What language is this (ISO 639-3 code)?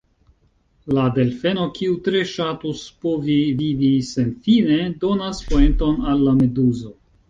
epo